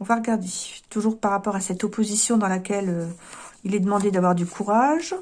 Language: French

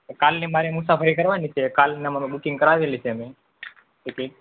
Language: Gujarati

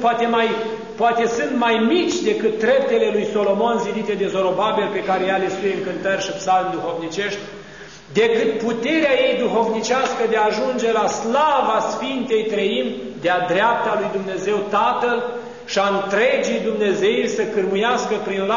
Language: Romanian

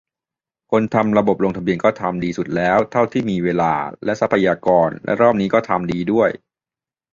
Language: Thai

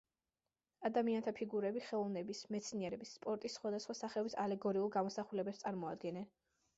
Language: Georgian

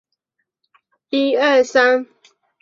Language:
Chinese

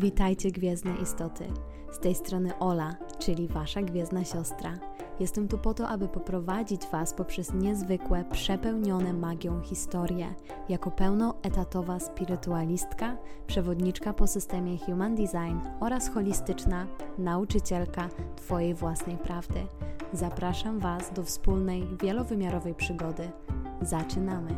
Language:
Polish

